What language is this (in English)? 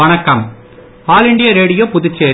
Tamil